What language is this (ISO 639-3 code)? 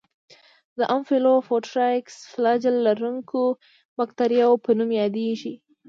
pus